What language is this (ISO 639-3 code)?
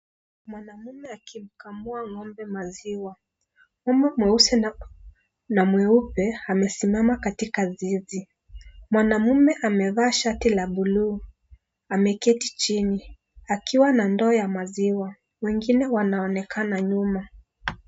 swa